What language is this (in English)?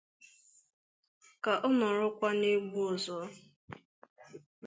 Igbo